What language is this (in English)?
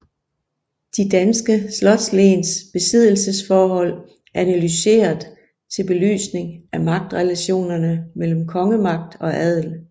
Danish